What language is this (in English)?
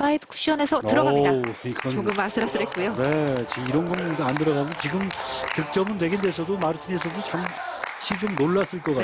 Korean